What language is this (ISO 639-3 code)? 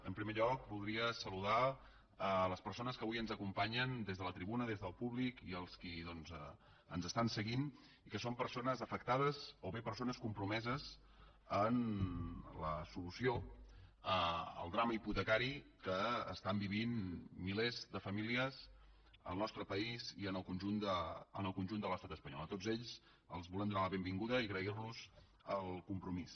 cat